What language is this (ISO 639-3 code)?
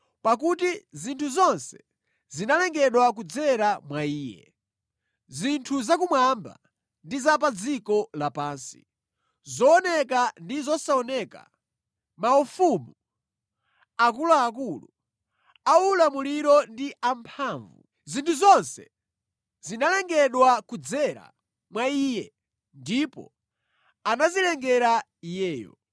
nya